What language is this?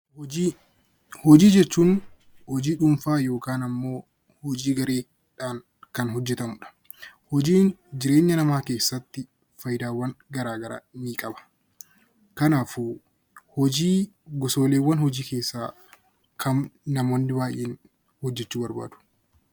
Oromo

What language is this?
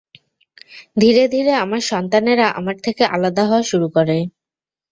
Bangla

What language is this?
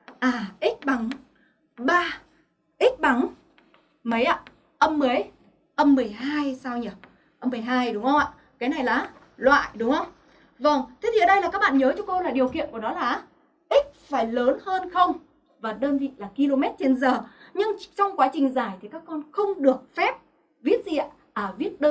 Vietnamese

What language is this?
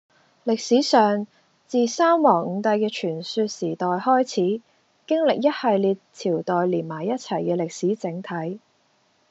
Cantonese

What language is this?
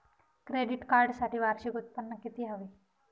Marathi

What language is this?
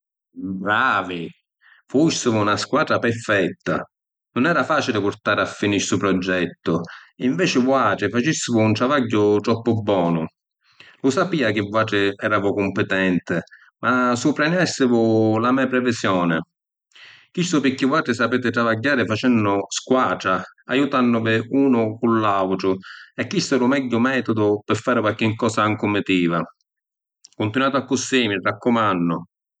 Sicilian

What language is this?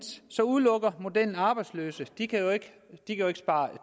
Danish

